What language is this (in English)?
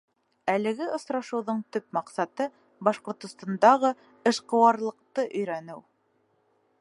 Bashkir